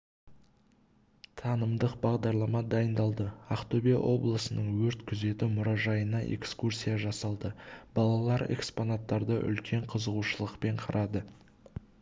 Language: Kazakh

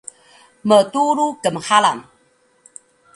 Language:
Taroko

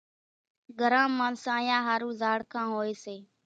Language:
Kachi Koli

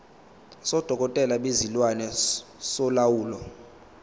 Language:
Zulu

